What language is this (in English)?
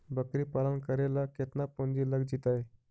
Magahi